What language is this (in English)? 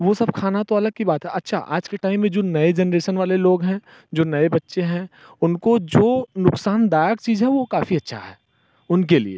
Hindi